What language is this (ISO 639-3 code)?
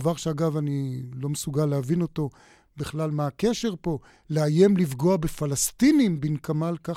heb